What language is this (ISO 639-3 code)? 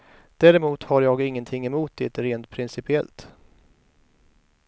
swe